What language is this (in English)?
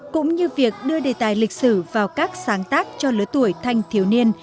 Vietnamese